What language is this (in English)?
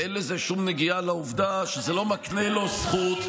Hebrew